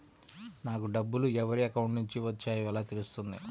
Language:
Telugu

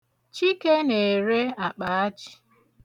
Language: Igbo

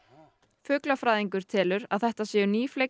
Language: Icelandic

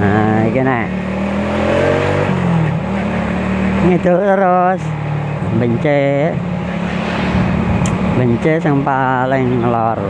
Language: Indonesian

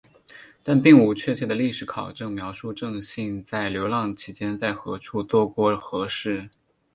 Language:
Chinese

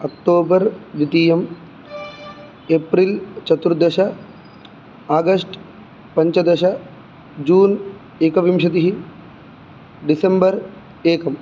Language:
Sanskrit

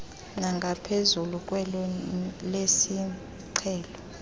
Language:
Xhosa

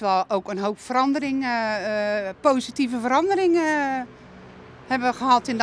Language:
Dutch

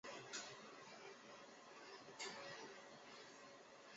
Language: Chinese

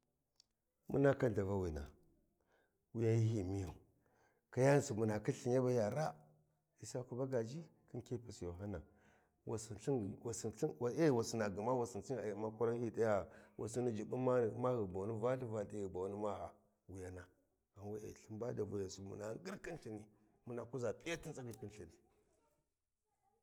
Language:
Warji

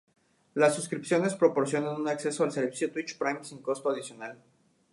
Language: Spanish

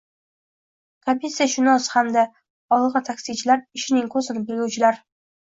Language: Uzbek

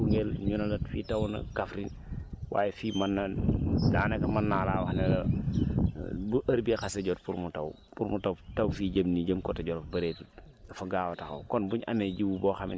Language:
Wolof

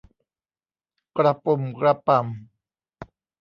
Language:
Thai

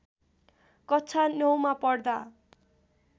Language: Nepali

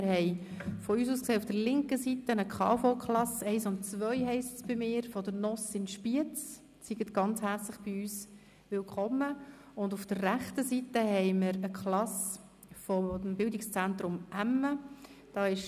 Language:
Swiss German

